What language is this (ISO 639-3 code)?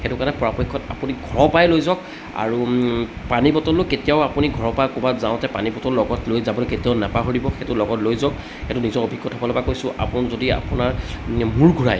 asm